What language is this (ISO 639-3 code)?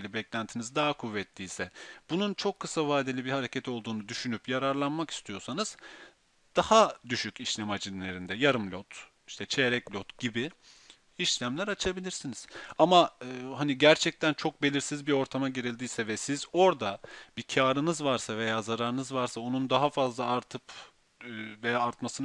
tur